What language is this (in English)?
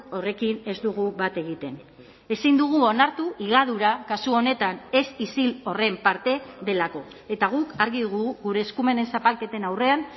Basque